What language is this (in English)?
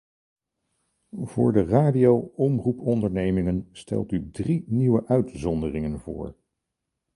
Dutch